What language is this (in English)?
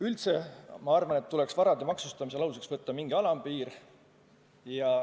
Estonian